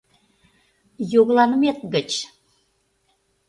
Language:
Mari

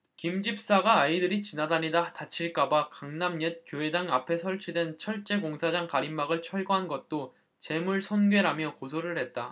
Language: Korean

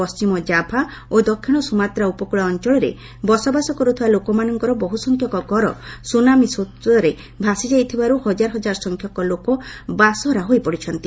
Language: Odia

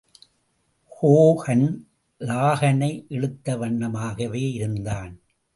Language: Tamil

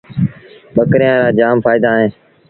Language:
Sindhi Bhil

